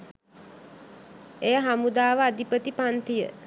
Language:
Sinhala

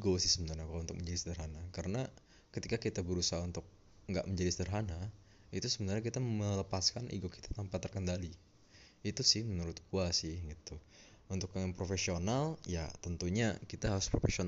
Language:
Indonesian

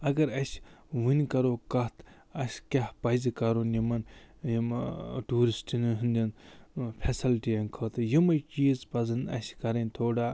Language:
Kashmiri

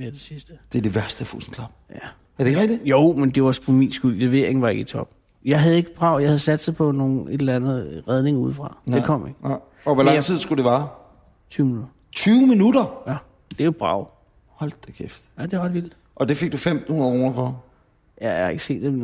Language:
Danish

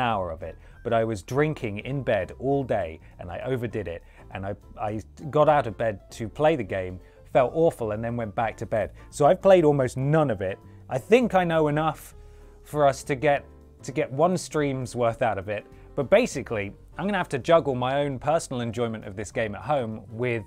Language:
English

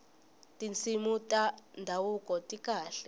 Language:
Tsonga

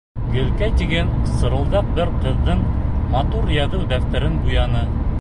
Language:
Bashkir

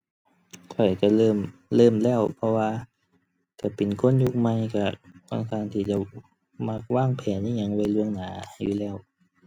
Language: Thai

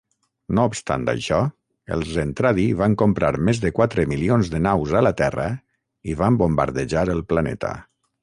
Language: Catalan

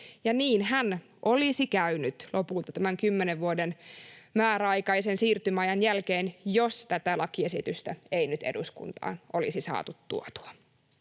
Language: Finnish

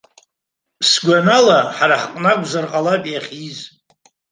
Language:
Abkhazian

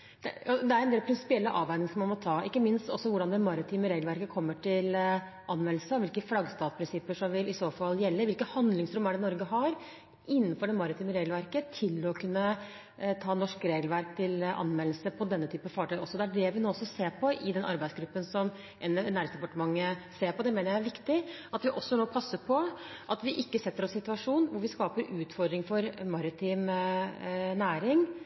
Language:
Norwegian Bokmål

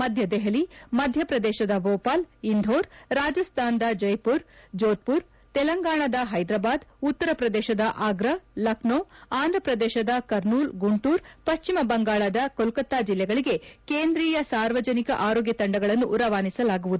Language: Kannada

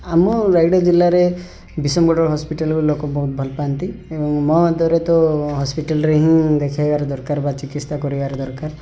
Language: Odia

